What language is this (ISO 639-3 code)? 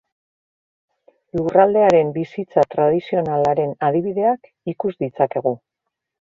eus